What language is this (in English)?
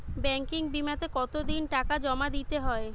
Bangla